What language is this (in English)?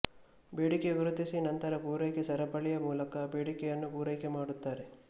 Kannada